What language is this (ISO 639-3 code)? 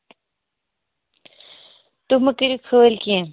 kas